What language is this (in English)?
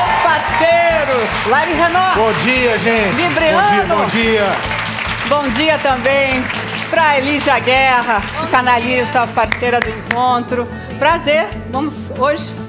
Portuguese